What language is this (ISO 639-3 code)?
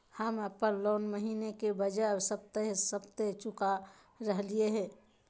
mag